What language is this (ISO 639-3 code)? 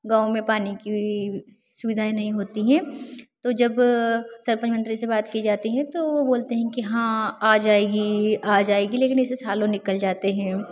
hin